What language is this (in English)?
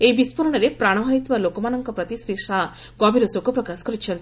Odia